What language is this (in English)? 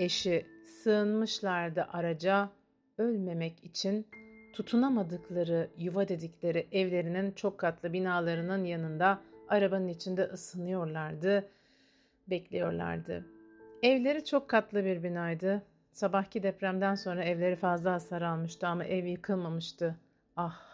Turkish